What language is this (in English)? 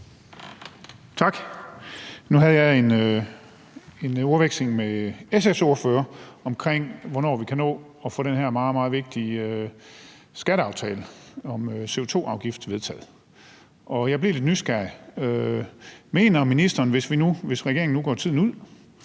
Danish